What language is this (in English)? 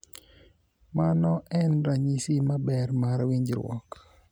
Luo (Kenya and Tanzania)